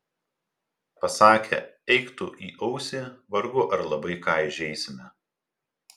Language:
Lithuanian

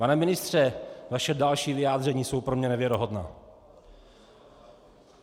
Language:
Czech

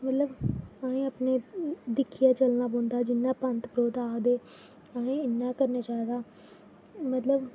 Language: Dogri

